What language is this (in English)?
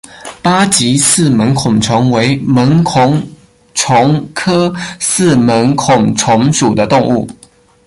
Chinese